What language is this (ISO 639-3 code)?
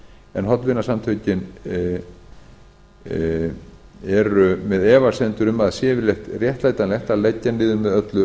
isl